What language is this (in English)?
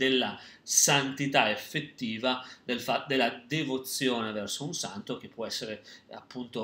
Italian